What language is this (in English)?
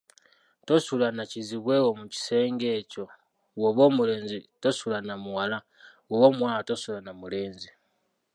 Ganda